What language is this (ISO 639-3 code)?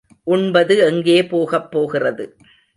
tam